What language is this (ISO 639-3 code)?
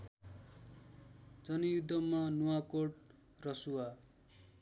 nep